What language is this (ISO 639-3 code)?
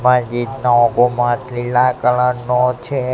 guj